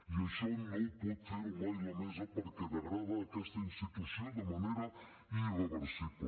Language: Catalan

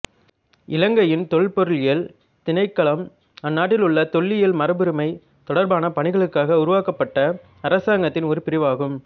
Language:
Tamil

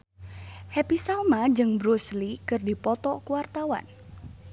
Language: Sundanese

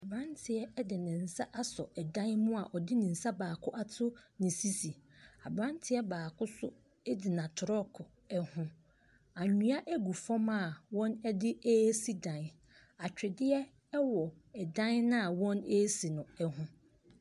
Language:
Akan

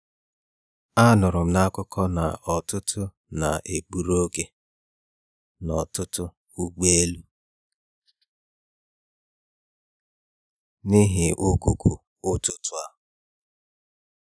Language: Igbo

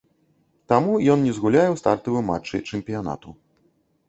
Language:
Belarusian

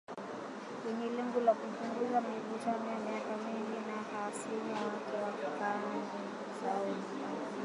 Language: Swahili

